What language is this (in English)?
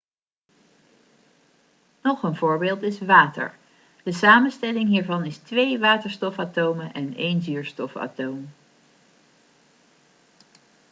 Dutch